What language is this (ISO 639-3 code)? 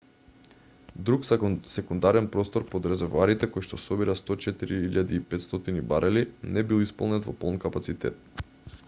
mkd